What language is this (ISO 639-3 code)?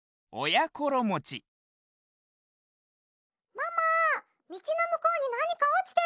jpn